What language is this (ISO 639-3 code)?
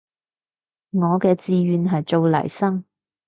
yue